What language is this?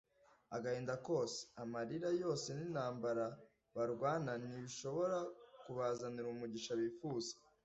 Kinyarwanda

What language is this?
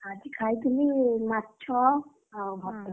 Odia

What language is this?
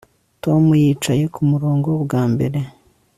Kinyarwanda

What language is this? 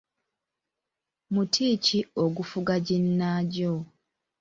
Ganda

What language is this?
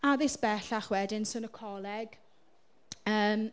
Welsh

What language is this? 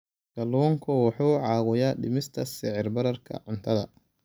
Somali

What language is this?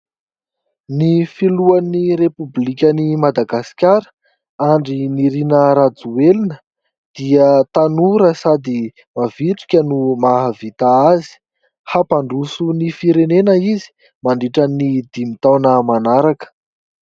Malagasy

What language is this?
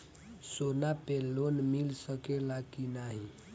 Bhojpuri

